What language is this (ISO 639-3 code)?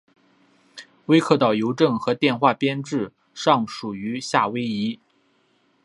zho